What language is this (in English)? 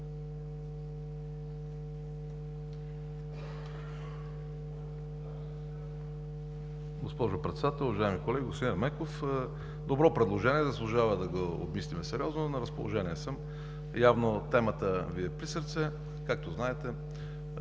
Bulgarian